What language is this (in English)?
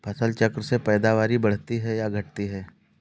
Hindi